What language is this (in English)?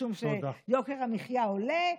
Hebrew